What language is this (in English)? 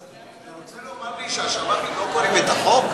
Hebrew